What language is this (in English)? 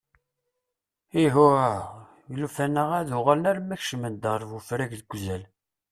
Kabyle